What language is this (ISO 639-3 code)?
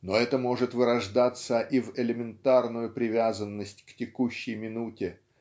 rus